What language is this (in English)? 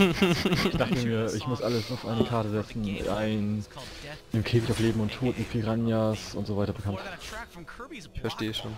German